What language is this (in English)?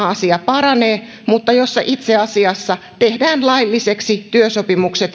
Finnish